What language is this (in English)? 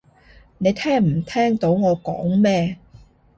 Cantonese